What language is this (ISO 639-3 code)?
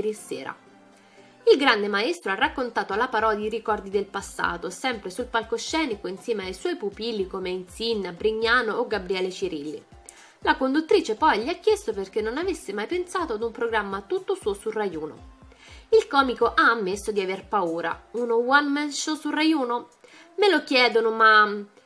ita